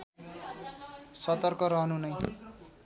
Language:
Nepali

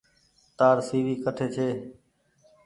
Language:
Goaria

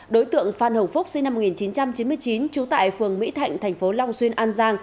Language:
Vietnamese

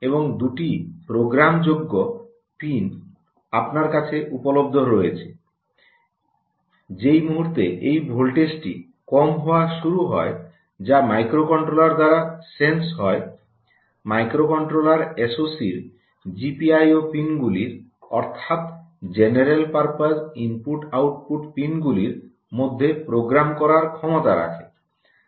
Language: Bangla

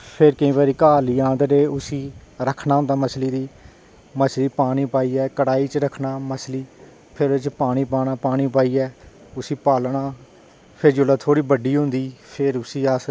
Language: Dogri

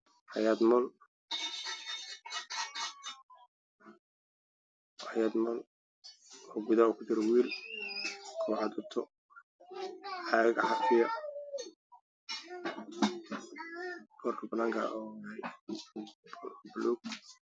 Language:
Somali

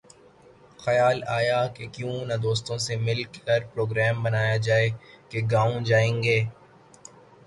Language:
Urdu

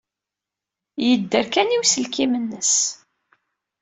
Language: Kabyle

